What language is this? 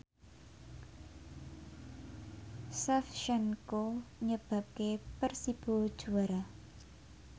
Javanese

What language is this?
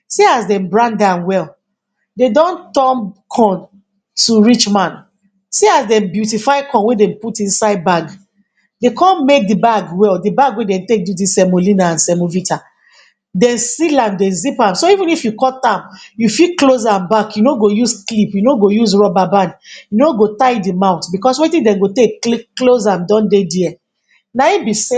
Nigerian Pidgin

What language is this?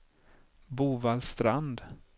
Swedish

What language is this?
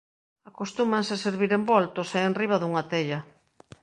Galician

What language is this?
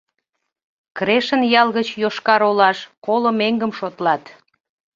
Mari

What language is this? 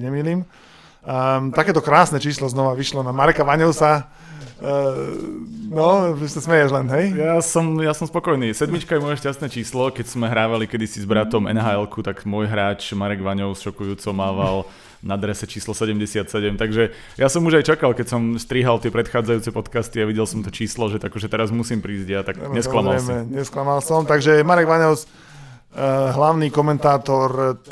Slovak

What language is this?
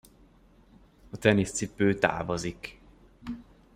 Hungarian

